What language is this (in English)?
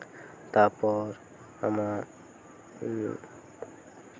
Santali